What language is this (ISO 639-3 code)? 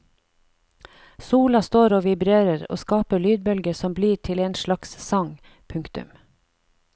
nor